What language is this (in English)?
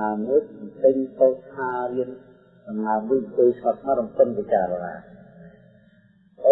Vietnamese